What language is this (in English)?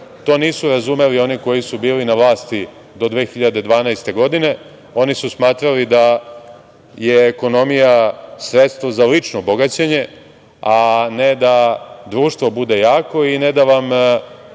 Serbian